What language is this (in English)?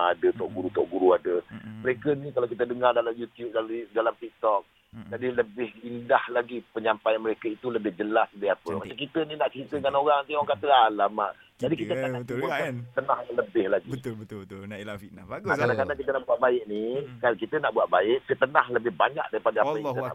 Malay